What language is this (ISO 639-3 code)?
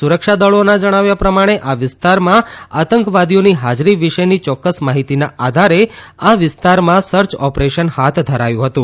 guj